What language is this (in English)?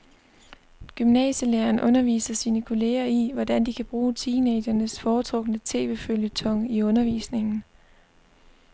Danish